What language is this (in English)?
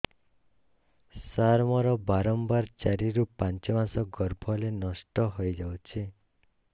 Odia